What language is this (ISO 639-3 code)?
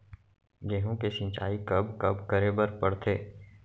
hne